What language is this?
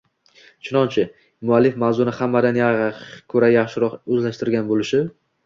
Uzbek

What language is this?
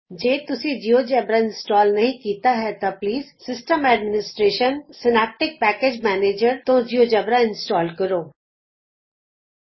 Punjabi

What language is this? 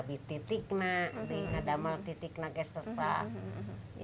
Indonesian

